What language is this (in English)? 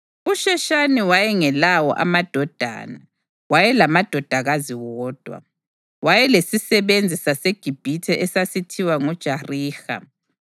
North Ndebele